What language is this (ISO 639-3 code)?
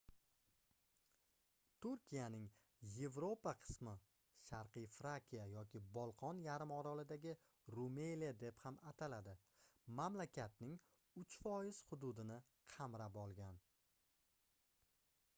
uzb